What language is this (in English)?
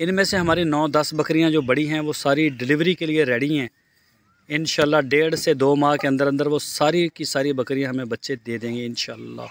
Punjabi